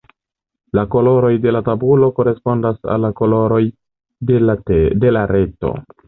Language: Esperanto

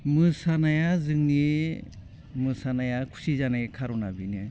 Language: Bodo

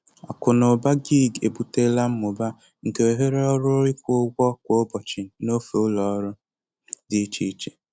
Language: Igbo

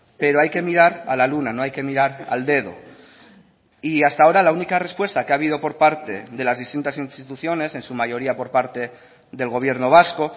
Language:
Spanish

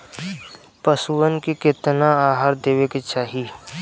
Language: Bhojpuri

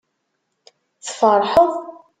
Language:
Kabyle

